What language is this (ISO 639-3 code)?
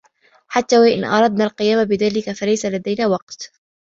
ara